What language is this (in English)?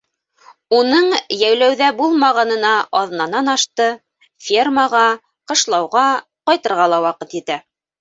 Bashkir